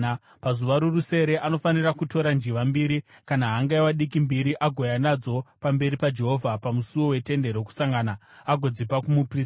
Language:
Shona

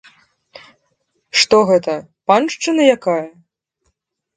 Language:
Belarusian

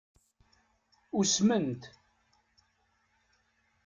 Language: Kabyle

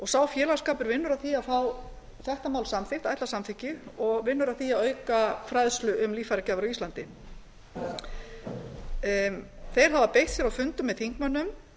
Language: Icelandic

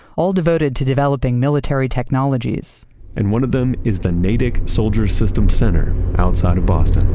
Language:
English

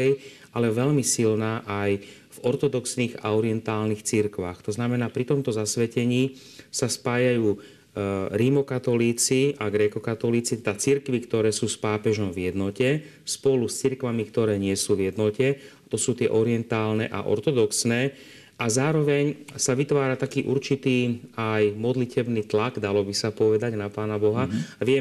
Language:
Slovak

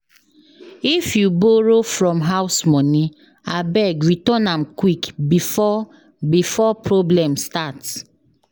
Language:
Nigerian Pidgin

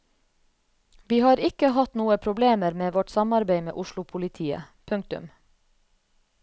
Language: Norwegian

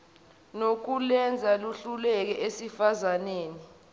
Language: Zulu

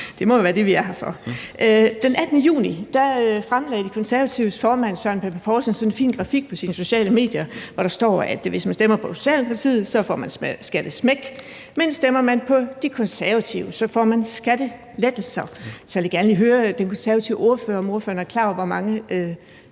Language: Danish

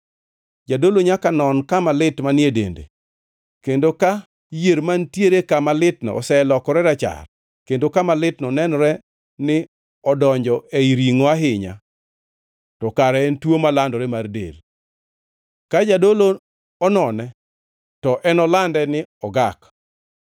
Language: Luo (Kenya and Tanzania)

